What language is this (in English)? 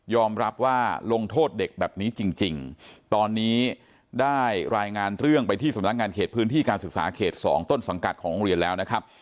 Thai